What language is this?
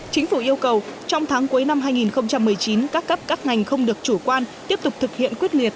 Vietnamese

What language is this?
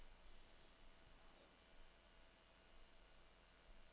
Danish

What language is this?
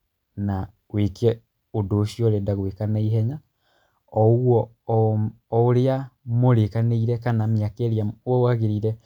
Kikuyu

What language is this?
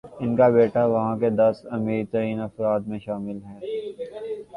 Urdu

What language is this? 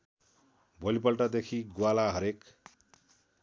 Nepali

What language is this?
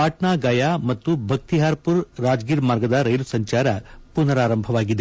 Kannada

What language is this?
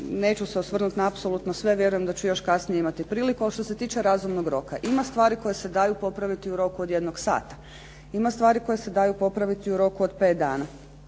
Croatian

